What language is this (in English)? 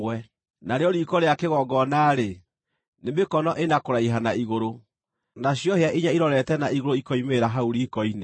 Kikuyu